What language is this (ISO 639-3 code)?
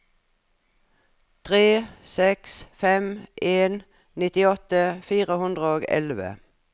nor